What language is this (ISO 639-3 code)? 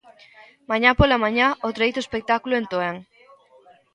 glg